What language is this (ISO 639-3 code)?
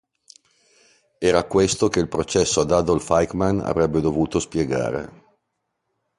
ita